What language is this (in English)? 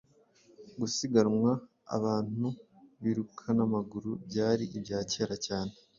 Kinyarwanda